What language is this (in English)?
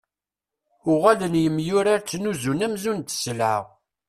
Kabyle